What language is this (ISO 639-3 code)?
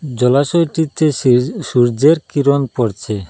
ben